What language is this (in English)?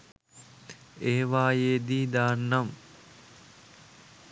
Sinhala